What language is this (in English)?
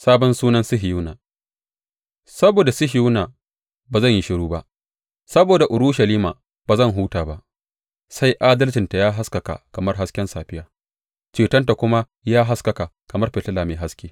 Hausa